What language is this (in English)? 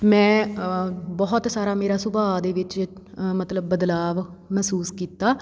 Punjabi